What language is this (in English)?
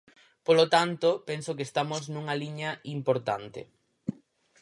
Galician